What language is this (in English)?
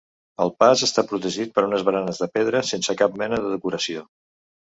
Catalan